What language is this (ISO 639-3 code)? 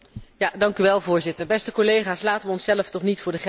nld